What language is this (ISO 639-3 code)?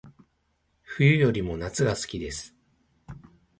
jpn